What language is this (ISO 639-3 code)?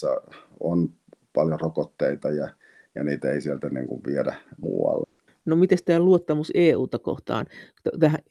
fin